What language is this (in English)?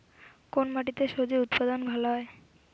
Bangla